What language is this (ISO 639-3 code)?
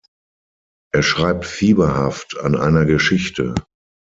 deu